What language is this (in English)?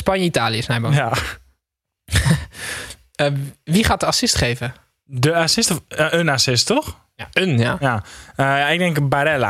Dutch